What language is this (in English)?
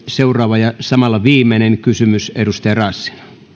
Finnish